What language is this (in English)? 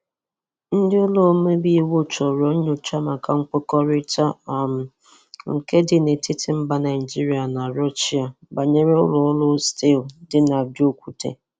Igbo